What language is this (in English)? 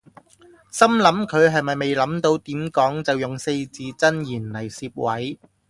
Cantonese